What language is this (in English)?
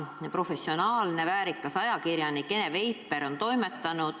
Estonian